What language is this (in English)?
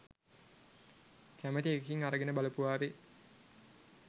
Sinhala